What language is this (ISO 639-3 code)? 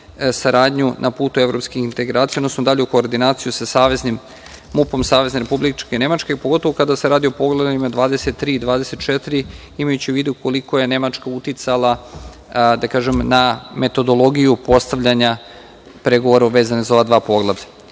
srp